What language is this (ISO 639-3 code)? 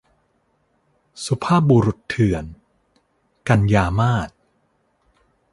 tha